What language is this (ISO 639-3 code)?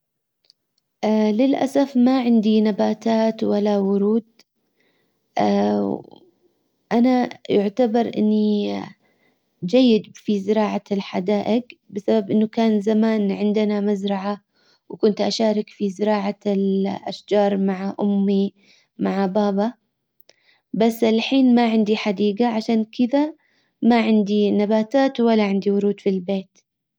acw